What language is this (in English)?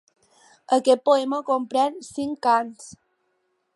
Catalan